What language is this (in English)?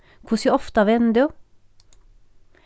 Faroese